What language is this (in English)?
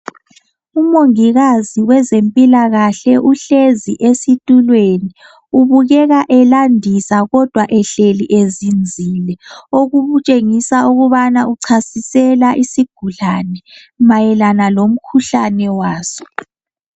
North Ndebele